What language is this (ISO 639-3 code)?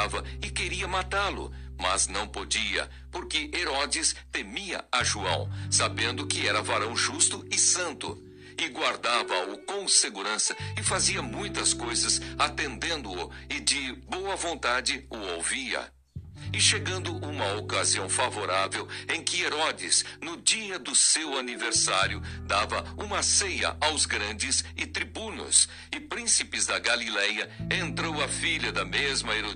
por